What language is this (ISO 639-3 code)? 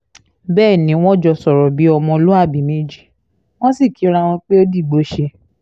yor